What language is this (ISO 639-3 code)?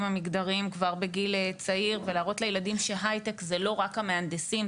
heb